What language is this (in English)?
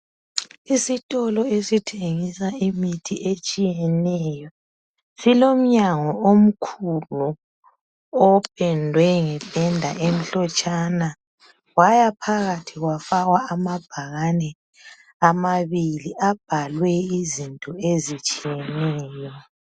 North Ndebele